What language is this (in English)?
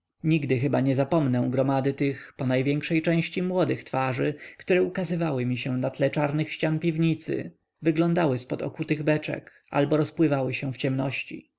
Polish